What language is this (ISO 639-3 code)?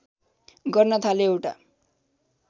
nep